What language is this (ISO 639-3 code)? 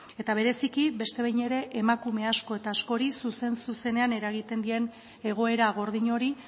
eus